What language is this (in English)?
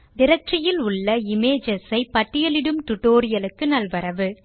Tamil